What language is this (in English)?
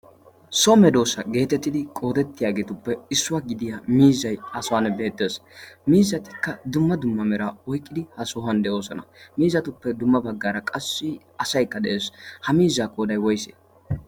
Wolaytta